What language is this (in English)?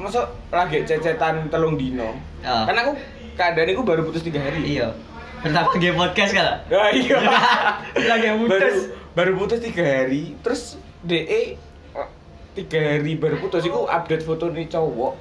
Indonesian